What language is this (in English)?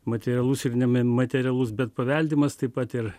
Lithuanian